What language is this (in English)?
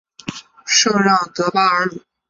Chinese